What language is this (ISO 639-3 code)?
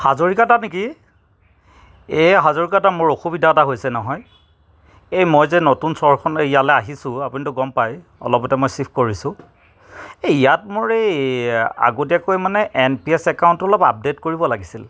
asm